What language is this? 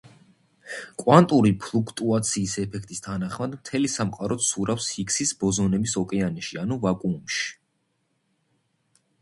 Georgian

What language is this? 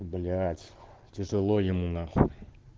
Russian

